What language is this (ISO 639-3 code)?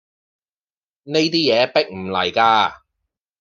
yue